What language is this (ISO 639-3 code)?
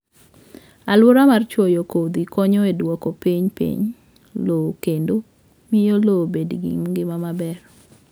luo